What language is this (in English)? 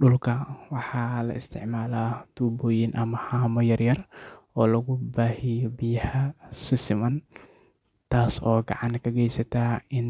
Somali